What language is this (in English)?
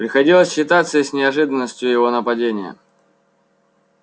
Russian